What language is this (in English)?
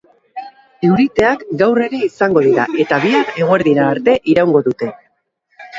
Basque